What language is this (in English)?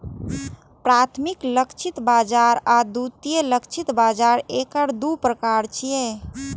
Maithili